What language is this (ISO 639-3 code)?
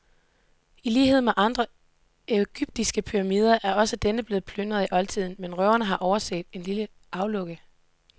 dan